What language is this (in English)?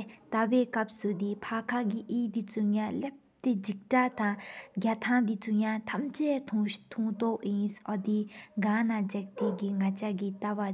Sikkimese